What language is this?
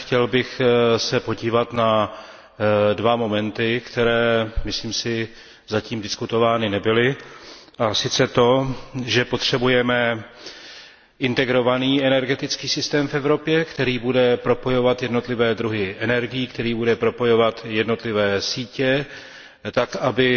Czech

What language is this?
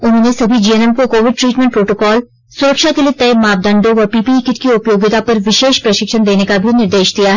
Hindi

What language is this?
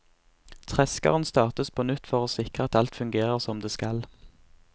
Norwegian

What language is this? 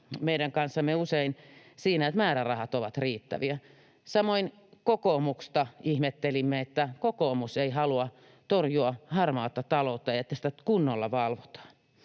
Finnish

